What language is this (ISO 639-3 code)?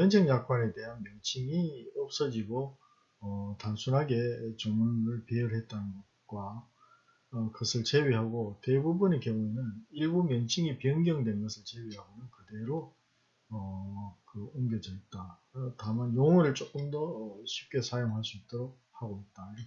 kor